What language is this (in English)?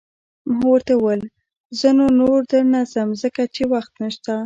Pashto